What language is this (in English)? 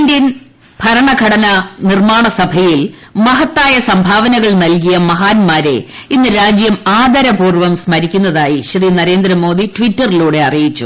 Malayalam